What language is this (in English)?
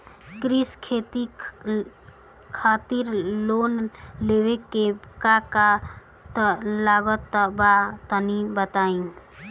Bhojpuri